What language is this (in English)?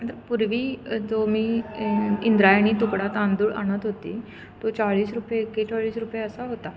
Marathi